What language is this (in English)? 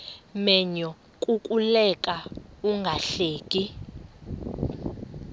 Xhosa